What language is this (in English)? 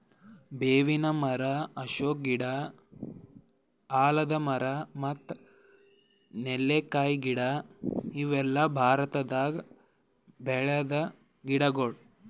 Kannada